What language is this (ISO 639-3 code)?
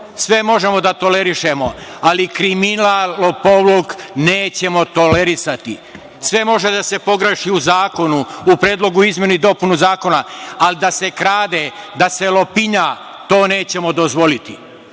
srp